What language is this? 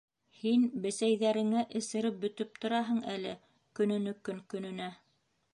Bashkir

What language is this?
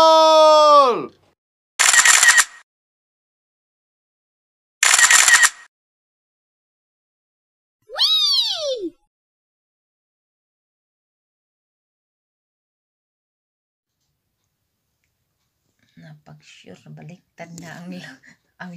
Dutch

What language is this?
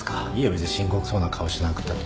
Japanese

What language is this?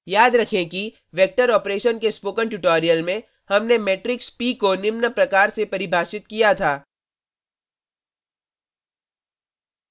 Hindi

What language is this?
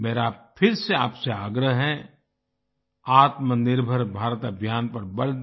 Hindi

